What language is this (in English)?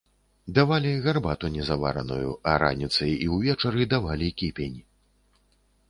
Belarusian